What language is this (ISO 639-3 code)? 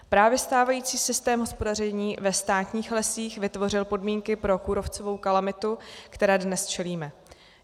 ces